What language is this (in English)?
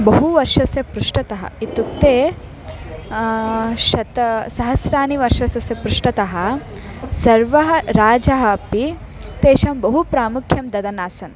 Sanskrit